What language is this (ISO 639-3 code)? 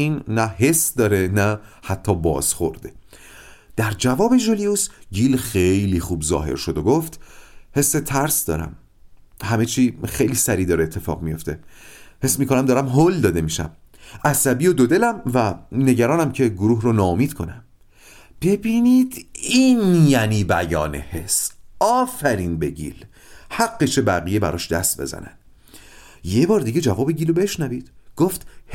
fas